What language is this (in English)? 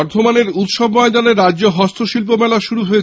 Bangla